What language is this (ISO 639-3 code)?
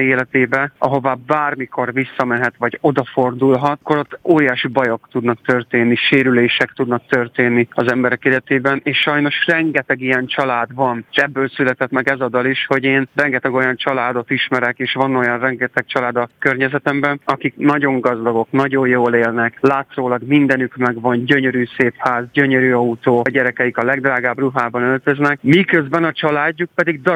hun